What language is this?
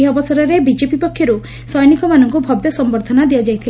Odia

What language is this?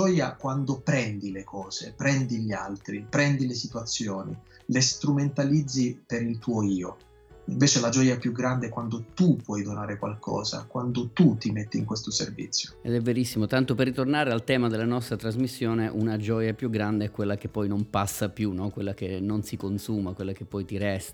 Italian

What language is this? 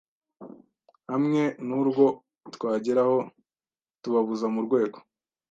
Kinyarwanda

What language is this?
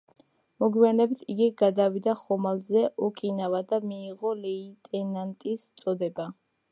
Georgian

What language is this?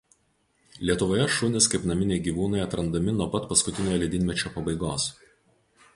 Lithuanian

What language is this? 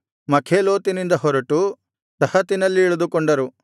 Kannada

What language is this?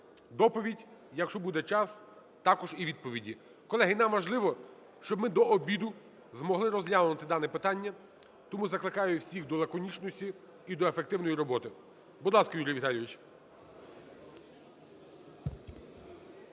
Ukrainian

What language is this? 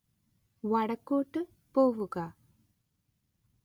Malayalam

